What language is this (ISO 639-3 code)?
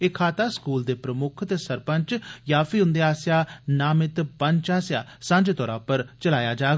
doi